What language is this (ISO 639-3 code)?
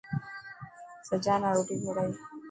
mki